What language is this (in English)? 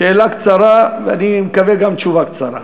Hebrew